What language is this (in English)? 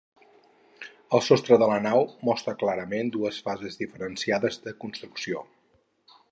Catalan